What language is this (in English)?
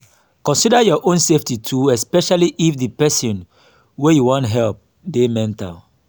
Nigerian Pidgin